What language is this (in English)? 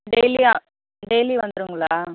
Tamil